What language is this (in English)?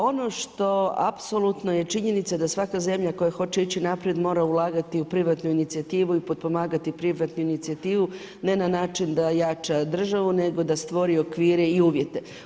Croatian